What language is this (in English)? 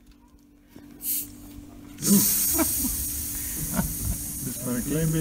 Dutch